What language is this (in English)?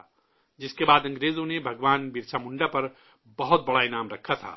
Urdu